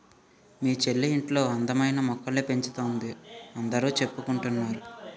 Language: Telugu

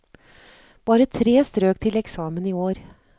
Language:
Norwegian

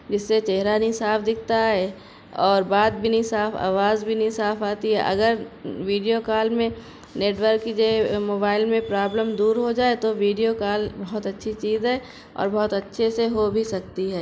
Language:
Urdu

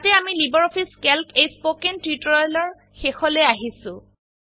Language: Assamese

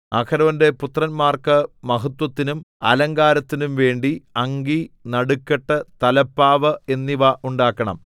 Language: Malayalam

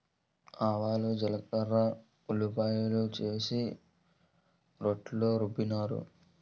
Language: Telugu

